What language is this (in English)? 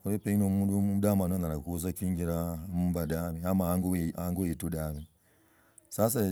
Logooli